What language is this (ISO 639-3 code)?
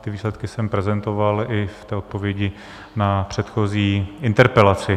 ces